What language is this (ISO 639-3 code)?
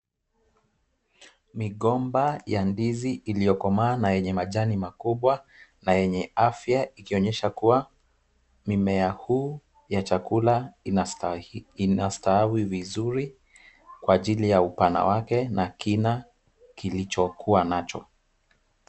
swa